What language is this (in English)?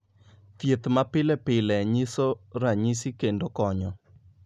Luo (Kenya and Tanzania)